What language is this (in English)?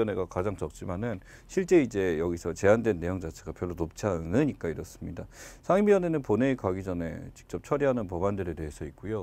Korean